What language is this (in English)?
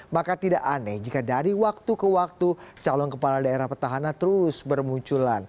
Indonesian